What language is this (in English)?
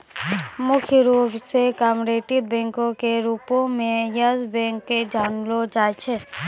Maithili